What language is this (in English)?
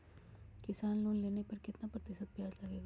Magahi